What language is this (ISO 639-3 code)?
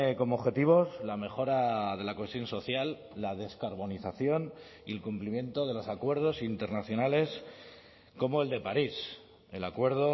spa